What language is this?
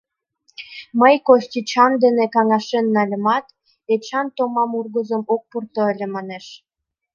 Mari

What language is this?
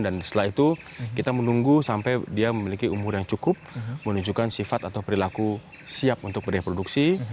Indonesian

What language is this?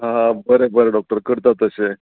Konkani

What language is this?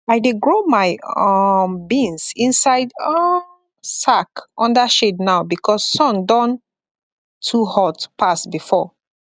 Nigerian Pidgin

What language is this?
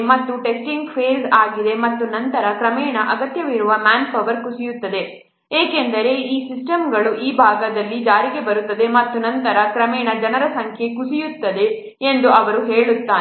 Kannada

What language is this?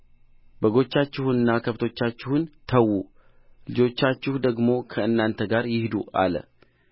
Amharic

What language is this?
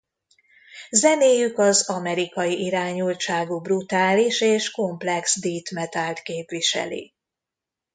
Hungarian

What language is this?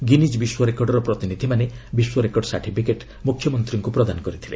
Odia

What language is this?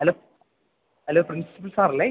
Malayalam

